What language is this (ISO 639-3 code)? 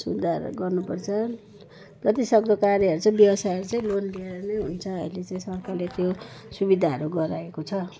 nep